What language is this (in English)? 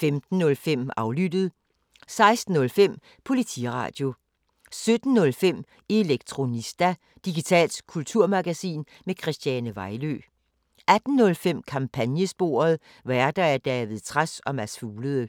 Danish